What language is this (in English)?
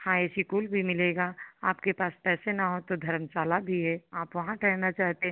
Hindi